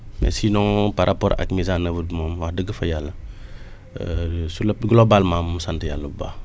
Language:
Wolof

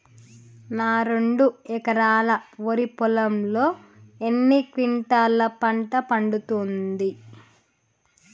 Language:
Telugu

